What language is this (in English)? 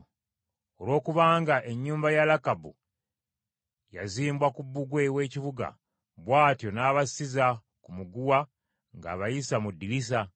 Ganda